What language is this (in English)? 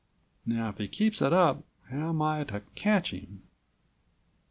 English